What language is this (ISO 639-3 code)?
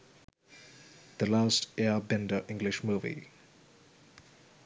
sin